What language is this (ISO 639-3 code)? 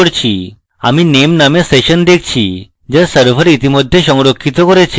ben